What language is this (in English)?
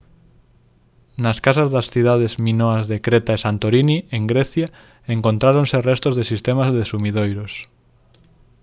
Galician